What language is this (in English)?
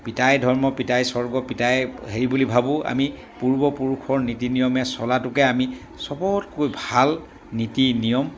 Assamese